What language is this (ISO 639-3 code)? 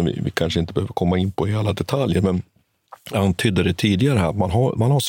swe